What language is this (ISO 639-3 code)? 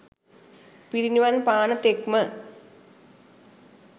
sin